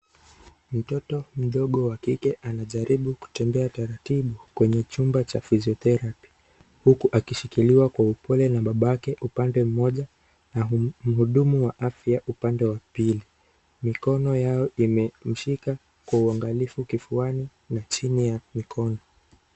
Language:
Swahili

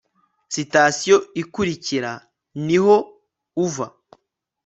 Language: Kinyarwanda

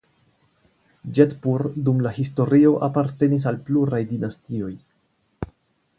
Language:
Esperanto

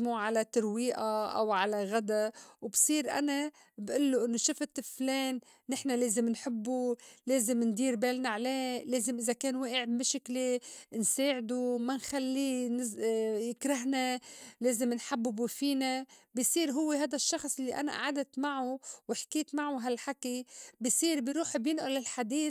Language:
North Levantine Arabic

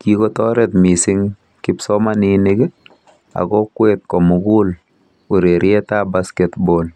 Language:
Kalenjin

